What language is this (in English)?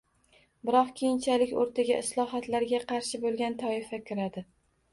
Uzbek